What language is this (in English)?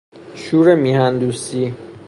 Persian